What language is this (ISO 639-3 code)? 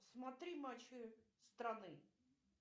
rus